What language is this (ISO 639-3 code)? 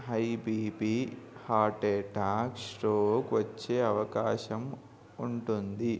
tel